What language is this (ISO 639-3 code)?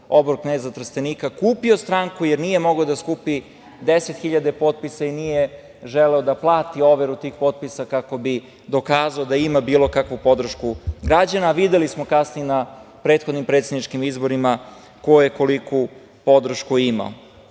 srp